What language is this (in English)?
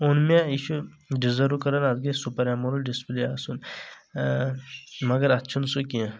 Kashmiri